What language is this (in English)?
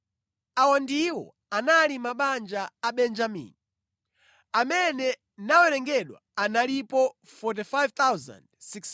Nyanja